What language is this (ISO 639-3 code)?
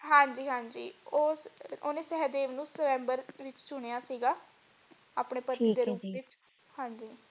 pan